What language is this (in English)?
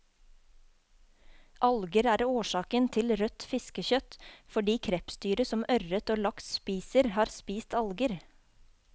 Norwegian